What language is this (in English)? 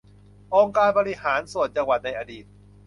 Thai